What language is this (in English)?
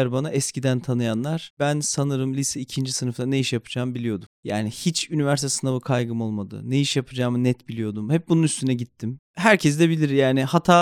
Turkish